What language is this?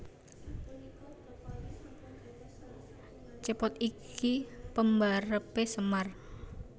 Javanese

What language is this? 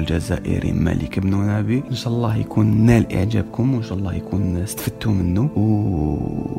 Arabic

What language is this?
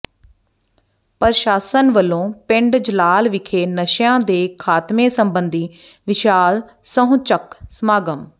Punjabi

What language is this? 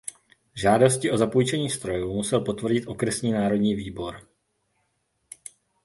Czech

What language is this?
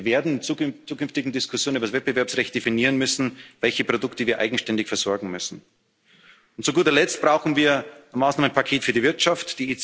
German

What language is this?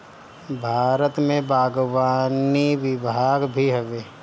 Bhojpuri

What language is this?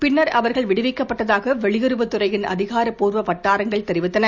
Tamil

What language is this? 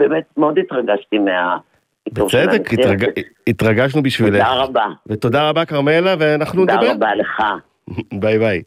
Hebrew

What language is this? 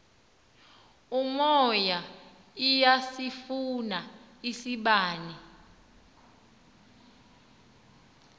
Xhosa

